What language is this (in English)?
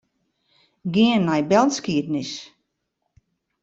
Western Frisian